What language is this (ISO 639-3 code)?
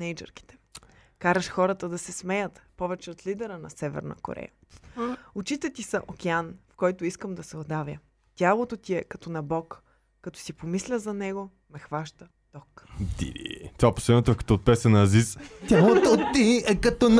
bul